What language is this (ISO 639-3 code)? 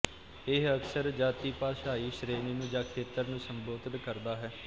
pan